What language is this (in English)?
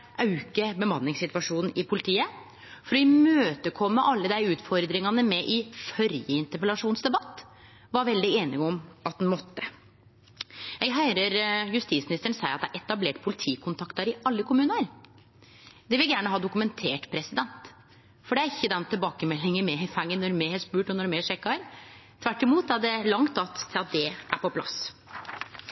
Norwegian Nynorsk